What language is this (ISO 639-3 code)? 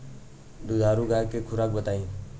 bho